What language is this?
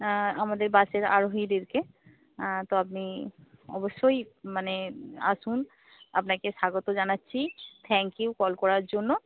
Bangla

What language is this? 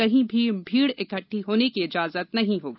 Hindi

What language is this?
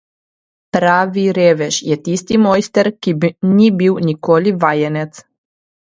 Slovenian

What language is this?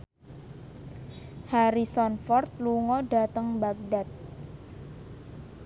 Javanese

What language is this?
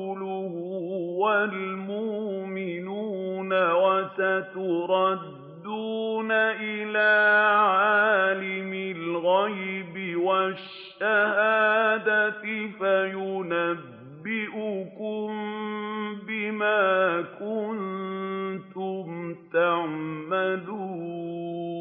Arabic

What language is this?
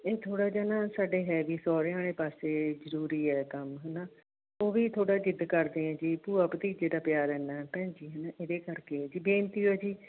Punjabi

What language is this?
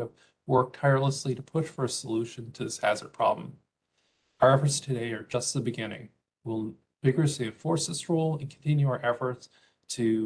English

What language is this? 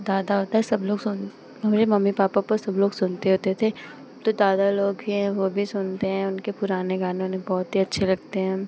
Hindi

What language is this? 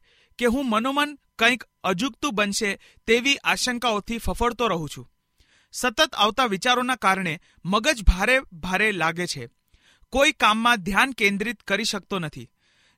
Hindi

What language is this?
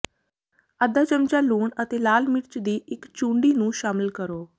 Punjabi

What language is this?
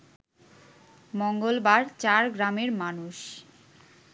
Bangla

